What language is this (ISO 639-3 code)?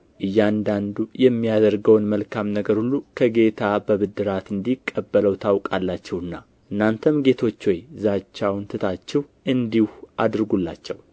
amh